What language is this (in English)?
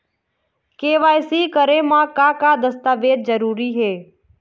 Chhattisgarhi